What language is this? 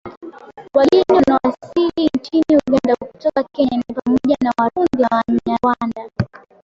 Swahili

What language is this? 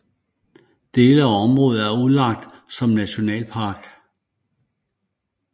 Danish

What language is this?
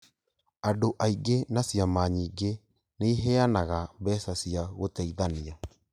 Kikuyu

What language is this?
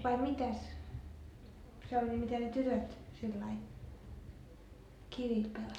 Finnish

